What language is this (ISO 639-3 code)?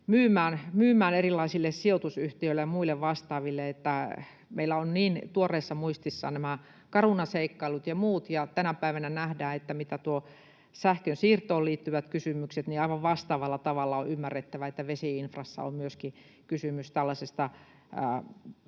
fin